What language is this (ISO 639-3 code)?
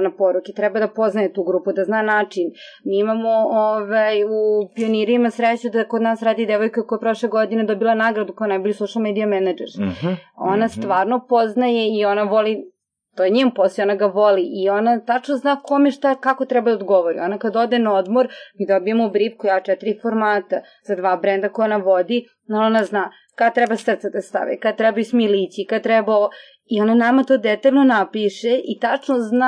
hrv